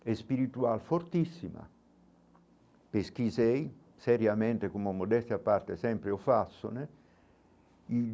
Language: Portuguese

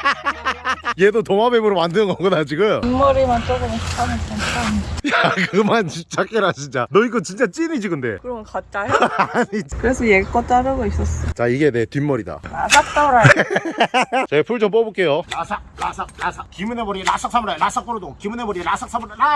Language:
Korean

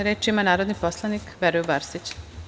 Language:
Serbian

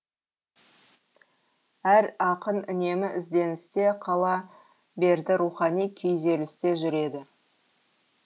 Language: Kazakh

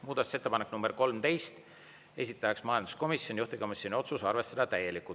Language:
Estonian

